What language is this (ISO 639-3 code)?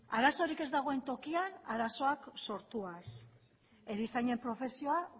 eus